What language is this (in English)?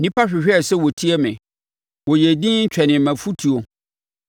Akan